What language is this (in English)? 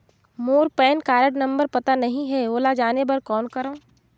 Chhattisgarhi